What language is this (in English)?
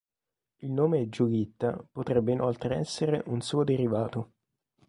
Italian